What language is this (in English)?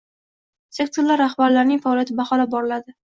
Uzbek